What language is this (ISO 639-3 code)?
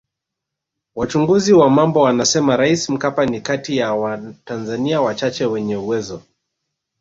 swa